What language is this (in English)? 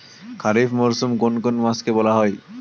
Bangla